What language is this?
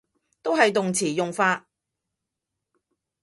Cantonese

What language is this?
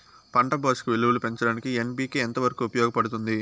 Telugu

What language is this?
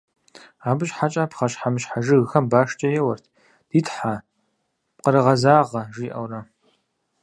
Kabardian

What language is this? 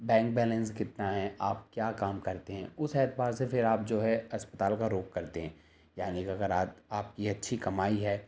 Urdu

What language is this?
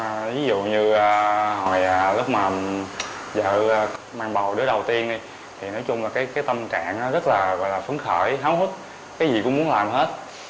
Vietnamese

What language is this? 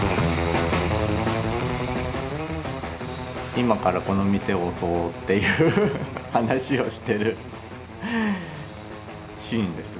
Japanese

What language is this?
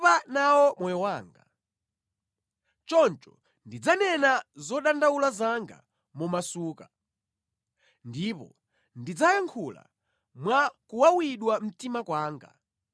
Nyanja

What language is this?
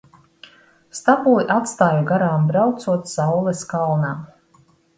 Latvian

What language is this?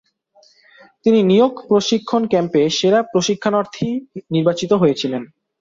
Bangla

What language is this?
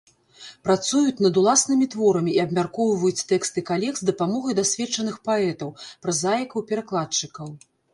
Belarusian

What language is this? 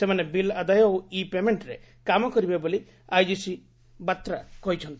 Odia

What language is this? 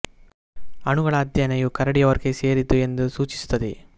Kannada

